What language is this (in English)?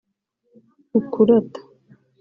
Kinyarwanda